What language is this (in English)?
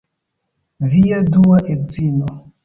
Esperanto